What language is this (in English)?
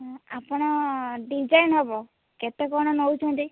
Odia